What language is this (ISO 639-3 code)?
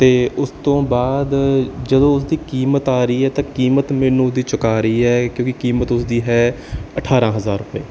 pan